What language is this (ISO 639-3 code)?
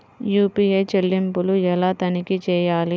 tel